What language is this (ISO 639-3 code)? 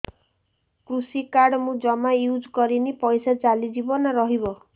ori